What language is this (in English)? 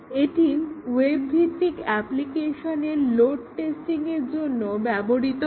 Bangla